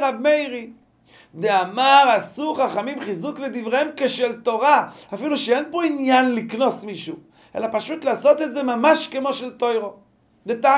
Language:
Hebrew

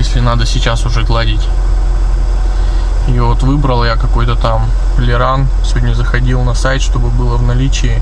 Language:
Russian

